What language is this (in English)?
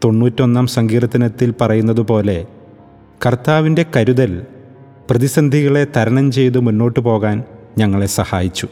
Malayalam